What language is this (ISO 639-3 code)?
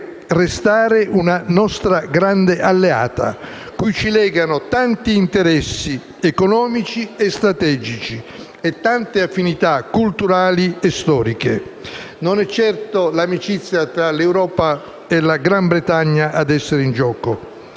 ita